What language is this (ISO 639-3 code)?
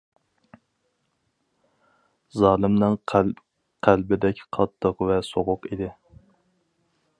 uig